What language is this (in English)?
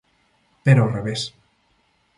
Galician